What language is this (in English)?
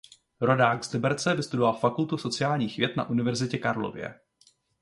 Czech